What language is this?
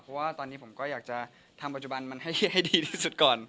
Thai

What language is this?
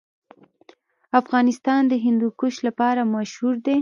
Pashto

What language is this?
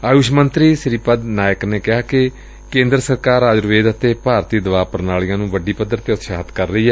Punjabi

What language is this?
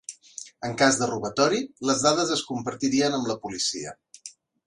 Catalan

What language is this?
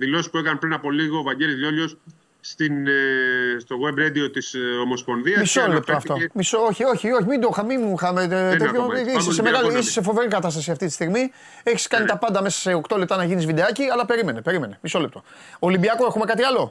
Greek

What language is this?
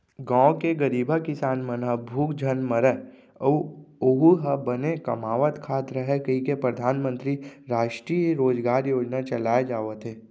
Chhattisgarhi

